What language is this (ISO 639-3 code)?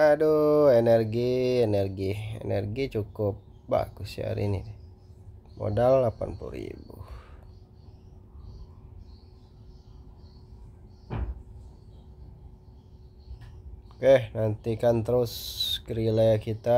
ind